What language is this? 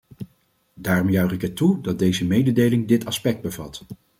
Dutch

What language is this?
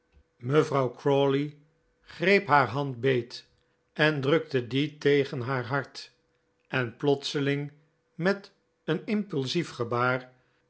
Dutch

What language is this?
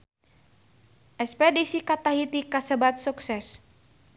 Sundanese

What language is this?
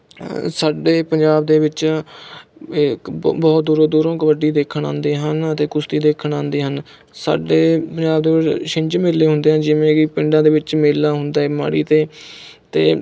Punjabi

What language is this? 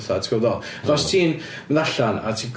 Welsh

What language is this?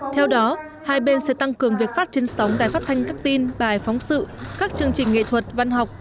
Vietnamese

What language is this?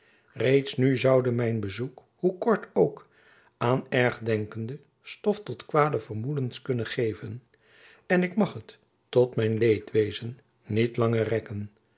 Dutch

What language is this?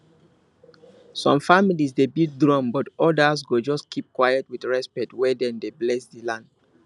Nigerian Pidgin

